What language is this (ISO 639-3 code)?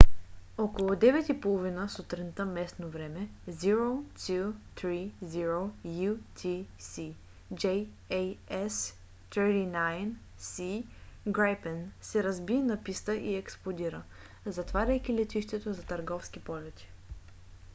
bul